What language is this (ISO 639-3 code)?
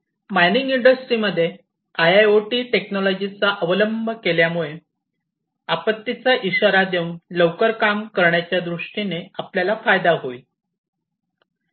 mar